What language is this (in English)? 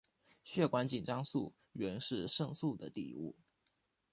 Chinese